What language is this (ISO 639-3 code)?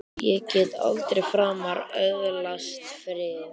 isl